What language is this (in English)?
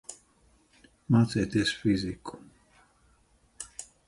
Latvian